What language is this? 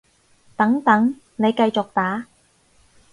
Cantonese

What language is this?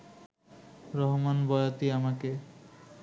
Bangla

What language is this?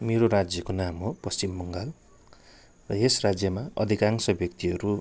Nepali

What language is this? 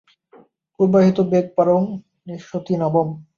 Bangla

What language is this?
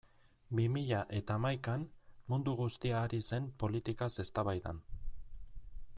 Basque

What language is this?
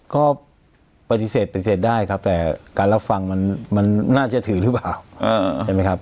Thai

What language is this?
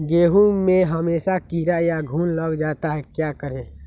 Magahi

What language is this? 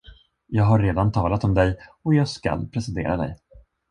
Swedish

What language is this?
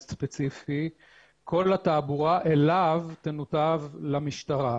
Hebrew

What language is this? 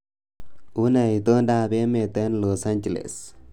Kalenjin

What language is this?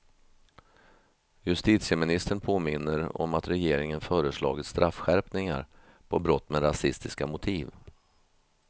Swedish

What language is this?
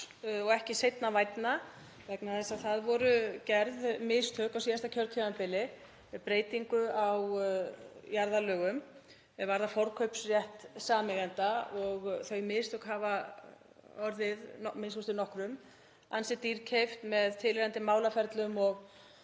Icelandic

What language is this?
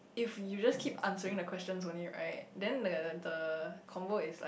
English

